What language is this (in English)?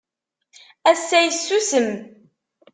Kabyle